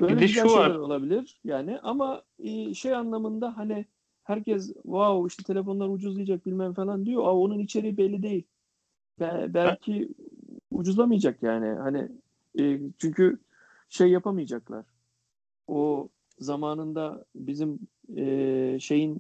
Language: Turkish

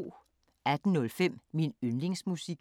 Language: Danish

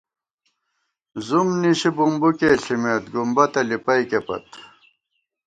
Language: Gawar-Bati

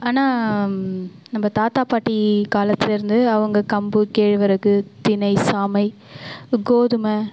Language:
Tamil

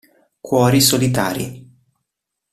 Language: Italian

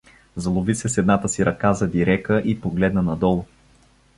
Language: Bulgarian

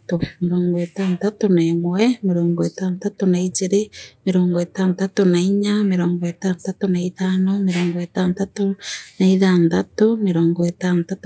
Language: Meru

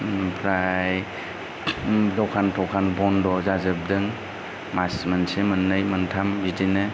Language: Bodo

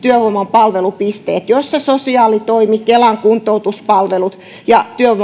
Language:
Finnish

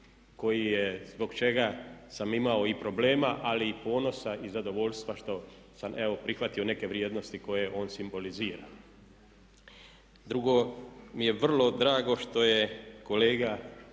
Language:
Croatian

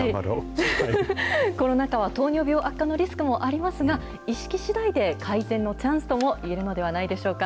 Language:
Japanese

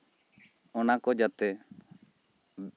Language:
Santali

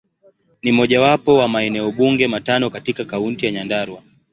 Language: Swahili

